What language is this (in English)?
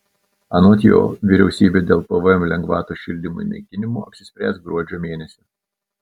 Lithuanian